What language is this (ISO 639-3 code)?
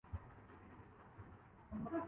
urd